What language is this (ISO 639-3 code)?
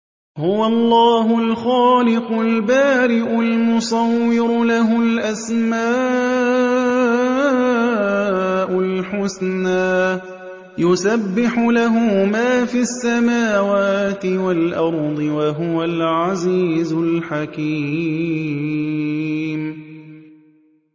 ara